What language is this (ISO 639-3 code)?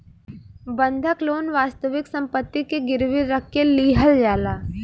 bho